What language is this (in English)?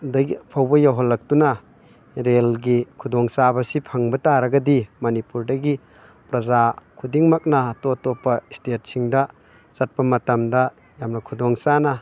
Manipuri